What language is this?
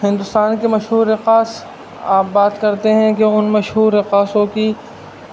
Urdu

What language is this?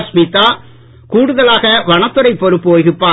Tamil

